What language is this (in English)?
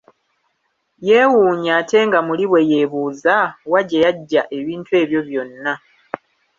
Ganda